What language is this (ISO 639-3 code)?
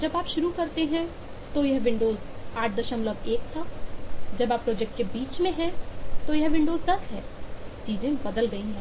hin